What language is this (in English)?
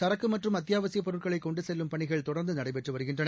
Tamil